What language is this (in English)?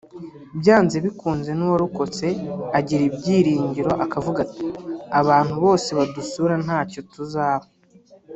Kinyarwanda